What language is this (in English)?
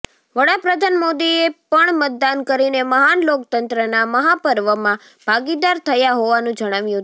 Gujarati